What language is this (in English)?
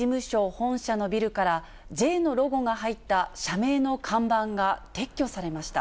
Japanese